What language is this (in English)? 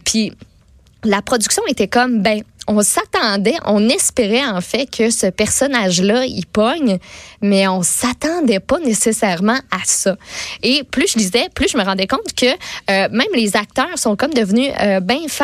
French